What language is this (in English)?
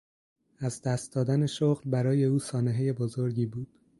Persian